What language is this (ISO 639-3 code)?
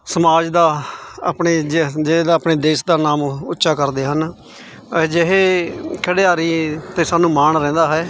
pan